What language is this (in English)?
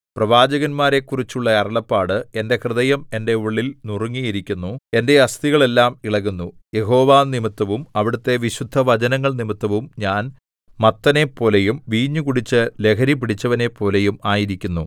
Malayalam